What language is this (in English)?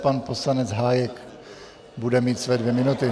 Czech